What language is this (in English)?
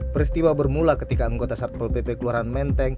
Indonesian